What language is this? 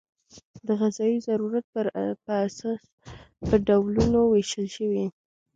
Pashto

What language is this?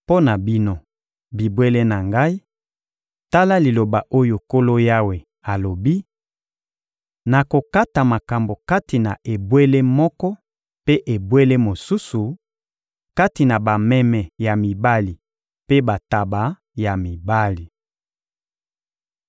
Lingala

